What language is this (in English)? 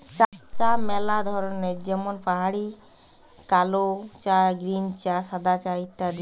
Bangla